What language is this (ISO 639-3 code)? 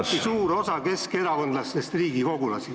est